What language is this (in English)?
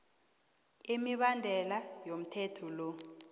South Ndebele